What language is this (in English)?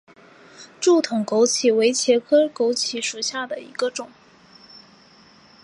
Chinese